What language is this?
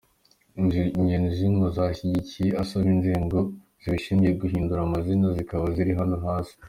Kinyarwanda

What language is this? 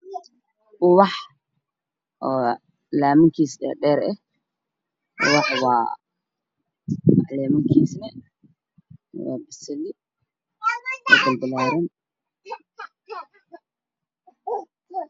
Somali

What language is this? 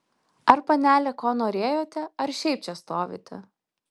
Lithuanian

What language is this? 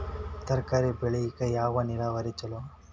Kannada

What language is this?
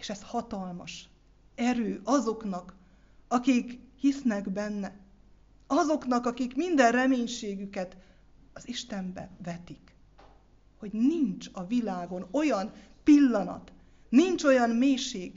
Hungarian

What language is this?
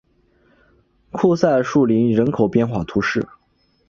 Chinese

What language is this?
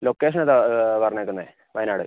Malayalam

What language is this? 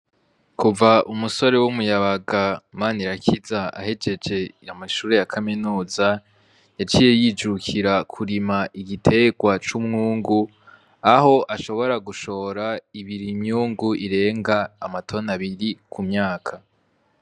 Rundi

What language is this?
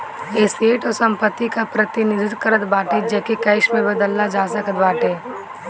Bhojpuri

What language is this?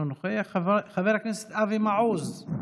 Hebrew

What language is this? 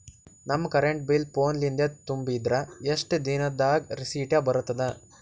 Kannada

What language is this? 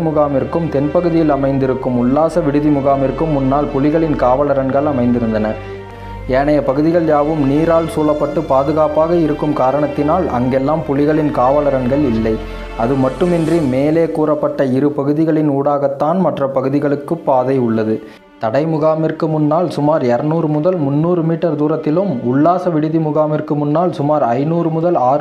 Tamil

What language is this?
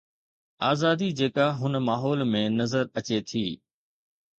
Sindhi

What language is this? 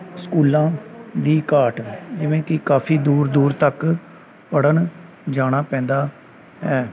Punjabi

